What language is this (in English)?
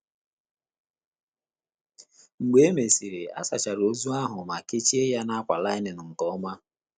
Igbo